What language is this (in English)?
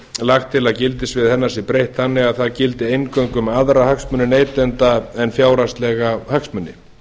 Icelandic